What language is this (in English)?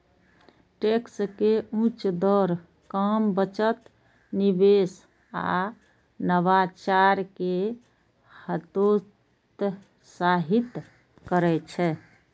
Maithili